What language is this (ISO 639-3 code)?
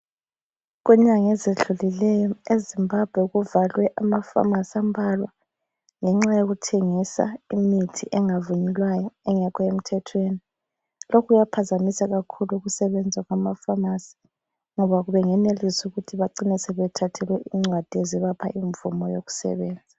nde